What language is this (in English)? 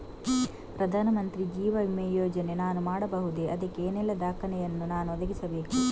Kannada